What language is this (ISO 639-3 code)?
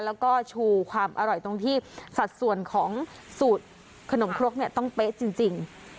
tha